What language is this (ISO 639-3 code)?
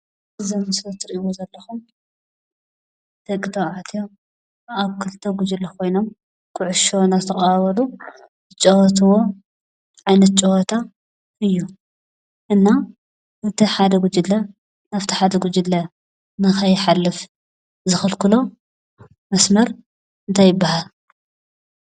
tir